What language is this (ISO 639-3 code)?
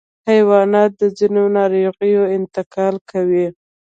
pus